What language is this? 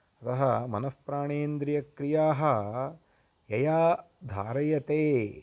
Sanskrit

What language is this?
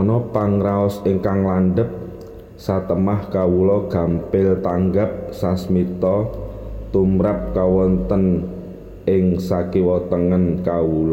Indonesian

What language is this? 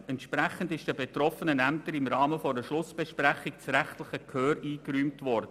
Swiss German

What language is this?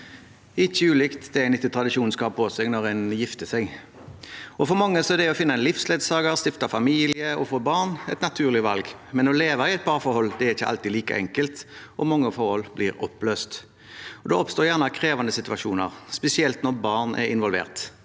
Norwegian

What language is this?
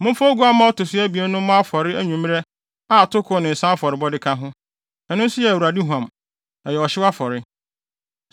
Akan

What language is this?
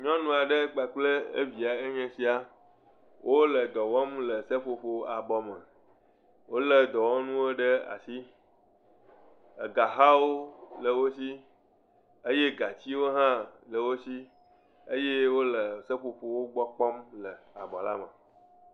Ewe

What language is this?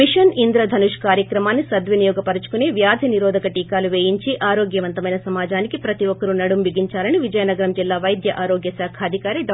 Telugu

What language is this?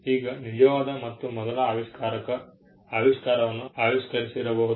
Kannada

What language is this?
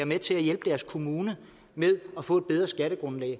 Danish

